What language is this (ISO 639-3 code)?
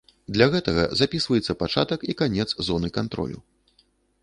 bel